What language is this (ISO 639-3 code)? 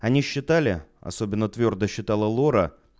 rus